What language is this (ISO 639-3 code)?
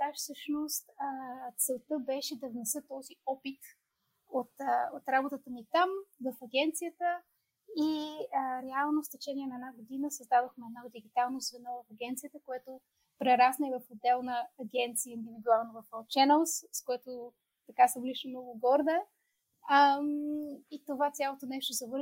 bul